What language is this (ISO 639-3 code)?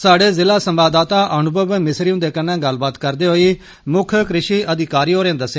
doi